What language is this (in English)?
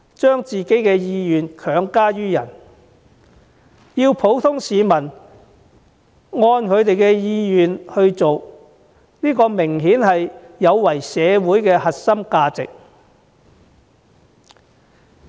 Cantonese